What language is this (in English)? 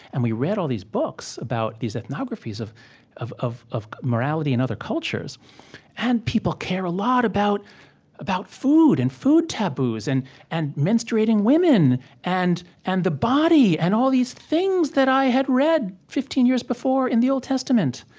English